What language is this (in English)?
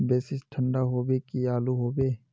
Magahi